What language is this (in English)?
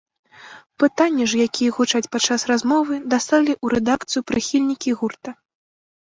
Belarusian